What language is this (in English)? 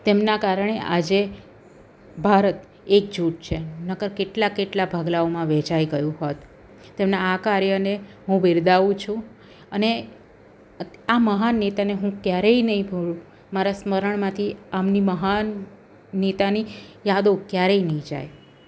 Gujarati